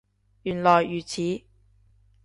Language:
Cantonese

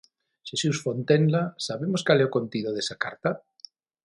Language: Galician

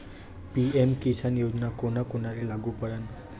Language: Marathi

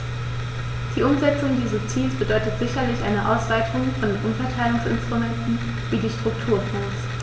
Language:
German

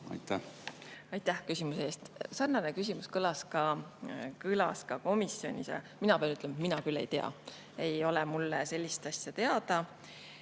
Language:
Estonian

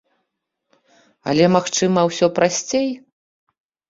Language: Belarusian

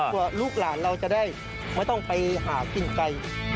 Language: Thai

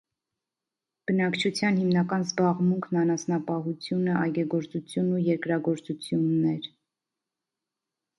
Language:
Armenian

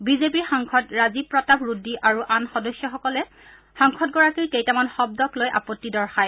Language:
Assamese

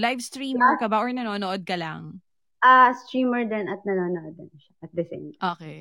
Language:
Filipino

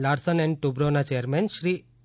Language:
Gujarati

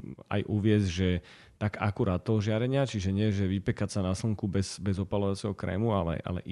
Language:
Slovak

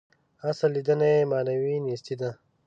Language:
Pashto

